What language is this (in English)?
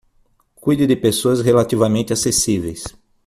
Portuguese